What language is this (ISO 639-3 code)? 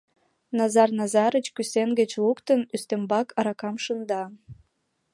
chm